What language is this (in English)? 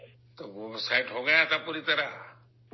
Urdu